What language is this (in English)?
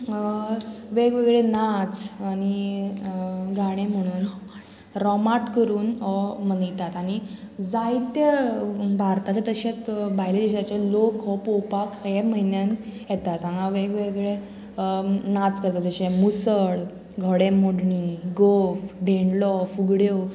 Konkani